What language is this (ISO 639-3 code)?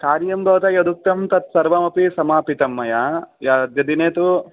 san